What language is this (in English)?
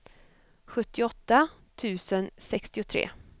Swedish